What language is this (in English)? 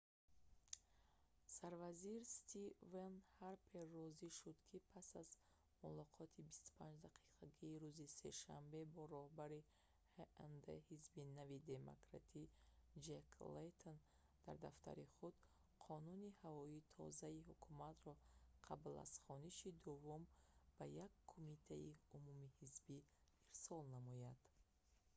Tajik